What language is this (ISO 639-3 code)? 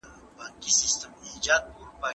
pus